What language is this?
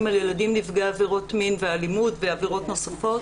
Hebrew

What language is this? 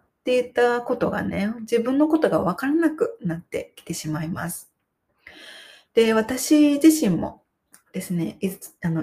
Japanese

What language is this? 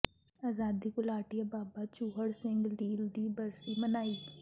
Punjabi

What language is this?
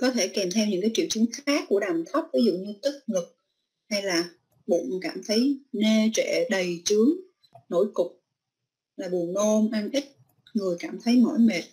Vietnamese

